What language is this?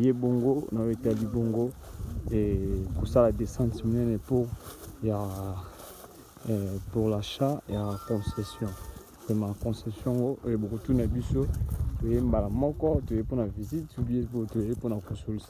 French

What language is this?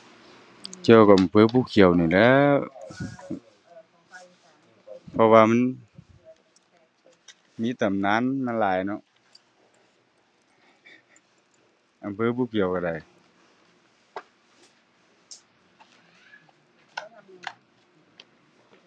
Thai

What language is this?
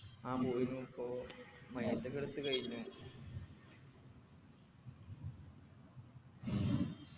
Malayalam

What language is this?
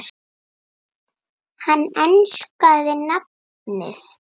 Icelandic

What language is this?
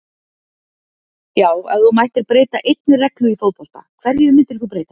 Icelandic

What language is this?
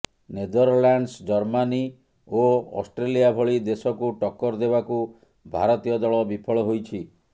Odia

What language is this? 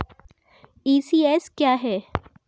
Hindi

